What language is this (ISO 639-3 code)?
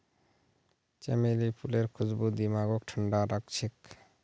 mag